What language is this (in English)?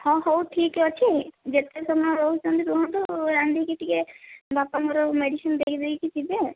Odia